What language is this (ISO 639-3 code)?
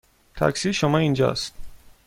fas